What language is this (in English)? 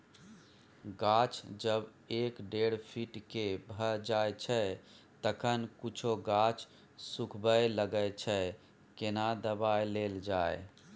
Maithili